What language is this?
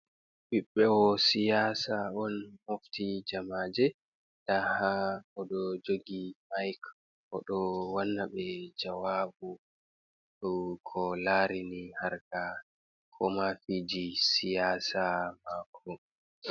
Fula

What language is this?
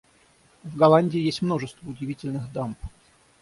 Russian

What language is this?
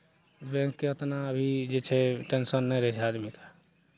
Maithili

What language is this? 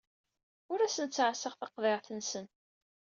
Kabyle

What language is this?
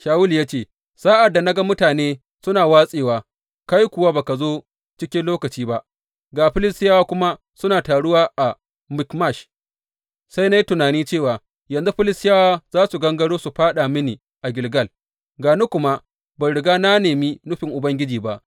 Hausa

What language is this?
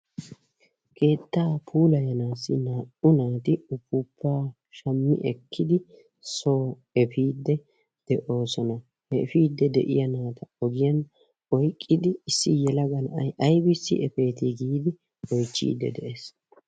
Wolaytta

